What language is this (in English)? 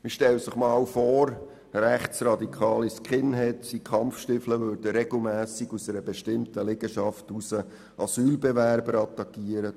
Swiss German